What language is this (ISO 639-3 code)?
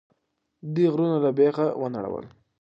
pus